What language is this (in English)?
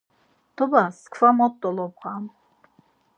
Laz